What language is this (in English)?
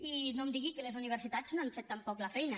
Catalan